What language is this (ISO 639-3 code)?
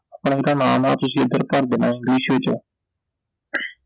pan